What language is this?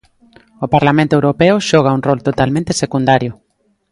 Galician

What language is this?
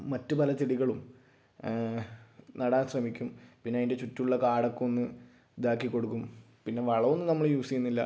Malayalam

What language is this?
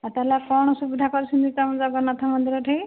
Odia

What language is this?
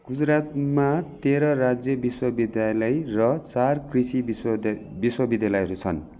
Nepali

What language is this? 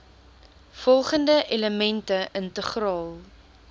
Afrikaans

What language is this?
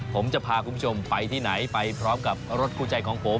Thai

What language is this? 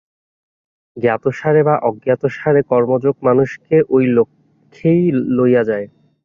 Bangla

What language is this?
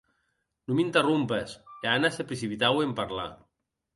Occitan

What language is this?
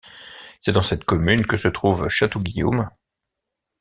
French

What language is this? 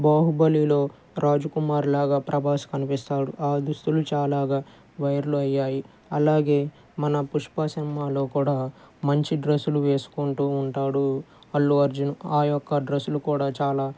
Telugu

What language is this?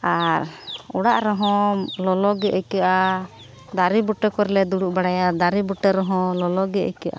Santali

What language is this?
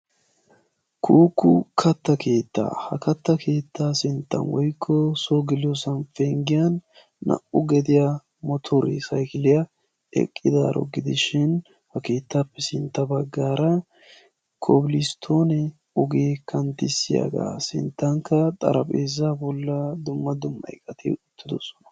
Wolaytta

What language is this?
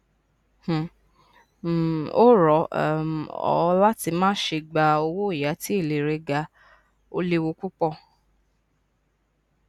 Yoruba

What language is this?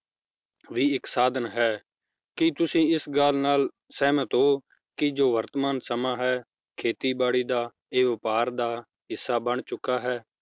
Punjabi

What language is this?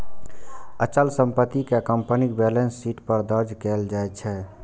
Maithili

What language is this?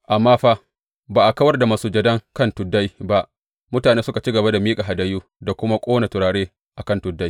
Hausa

